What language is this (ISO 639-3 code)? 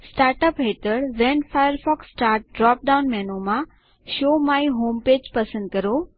guj